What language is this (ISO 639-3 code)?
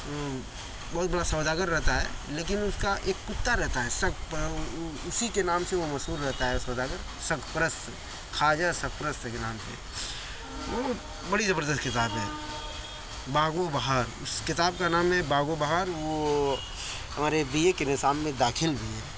urd